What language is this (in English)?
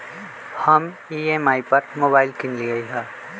Magahi